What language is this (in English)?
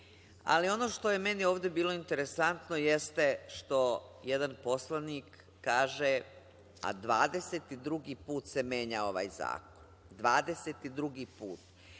Serbian